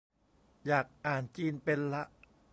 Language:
Thai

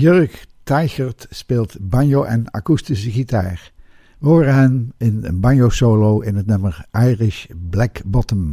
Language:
Dutch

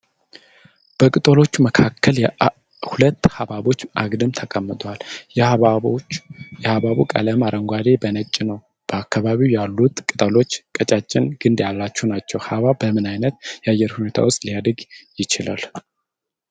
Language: Amharic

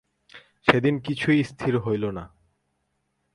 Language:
Bangla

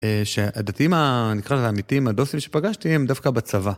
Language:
Hebrew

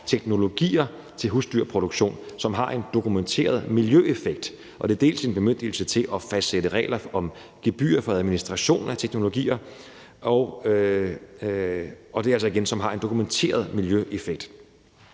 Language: Danish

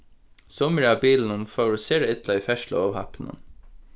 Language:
Faroese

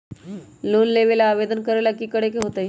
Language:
Magahi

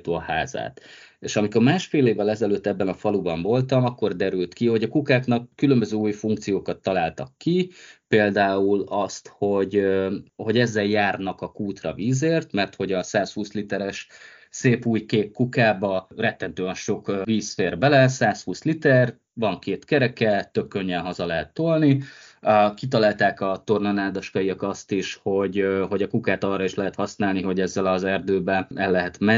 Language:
Hungarian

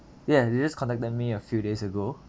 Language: English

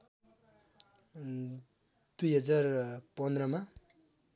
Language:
Nepali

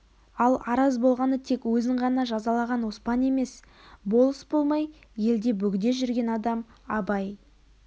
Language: Kazakh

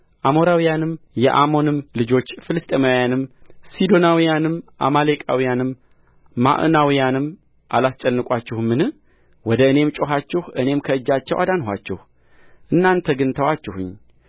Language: Amharic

